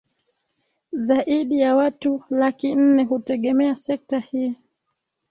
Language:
Swahili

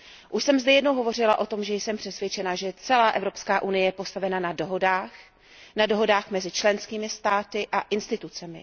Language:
Czech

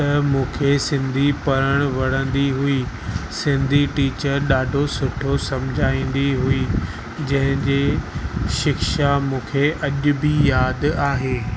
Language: Sindhi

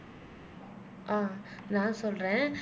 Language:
Tamil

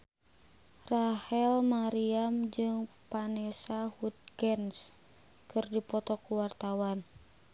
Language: Sundanese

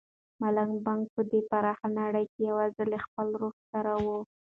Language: Pashto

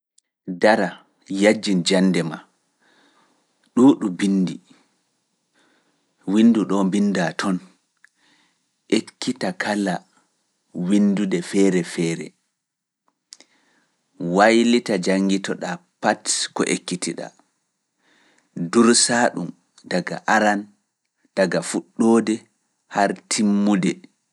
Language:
Fula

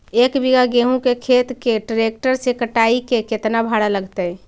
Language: Magahi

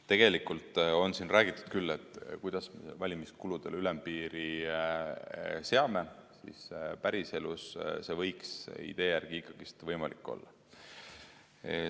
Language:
Estonian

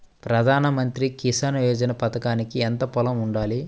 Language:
Telugu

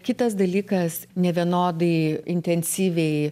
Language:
Lithuanian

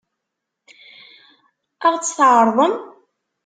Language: Kabyle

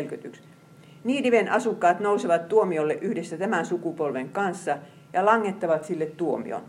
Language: Finnish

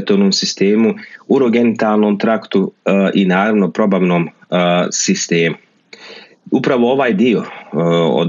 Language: Croatian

